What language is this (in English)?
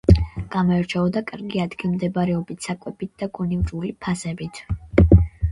Georgian